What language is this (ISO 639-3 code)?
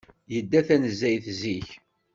kab